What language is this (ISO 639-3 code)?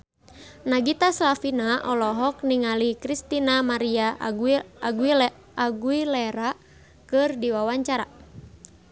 sun